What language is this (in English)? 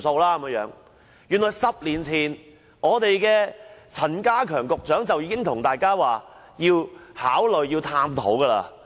Cantonese